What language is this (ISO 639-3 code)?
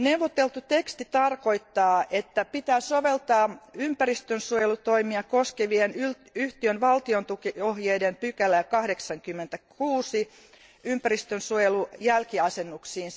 fin